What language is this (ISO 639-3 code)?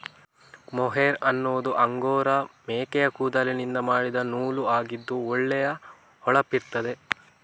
kan